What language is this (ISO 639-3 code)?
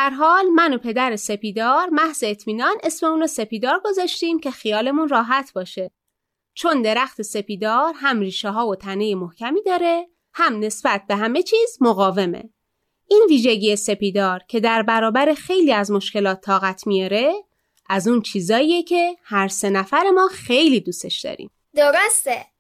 fas